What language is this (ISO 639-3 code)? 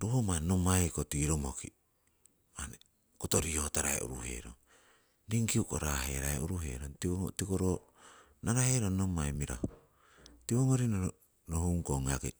siw